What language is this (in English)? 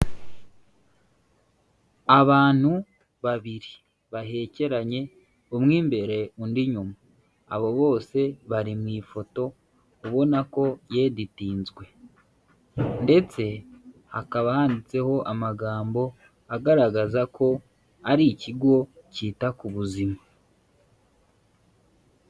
Kinyarwanda